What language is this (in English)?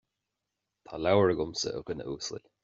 Irish